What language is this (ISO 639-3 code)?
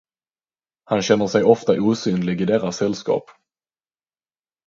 swe